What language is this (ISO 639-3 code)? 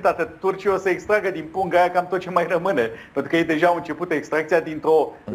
ron